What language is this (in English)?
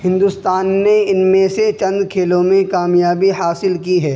Urdu